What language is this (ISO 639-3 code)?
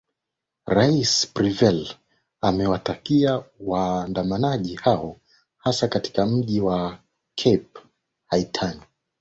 swa